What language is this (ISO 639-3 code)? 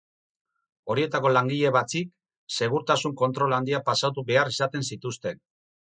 eus